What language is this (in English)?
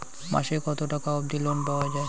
Bangla